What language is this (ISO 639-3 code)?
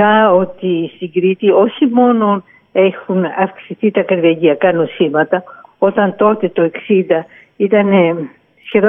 ell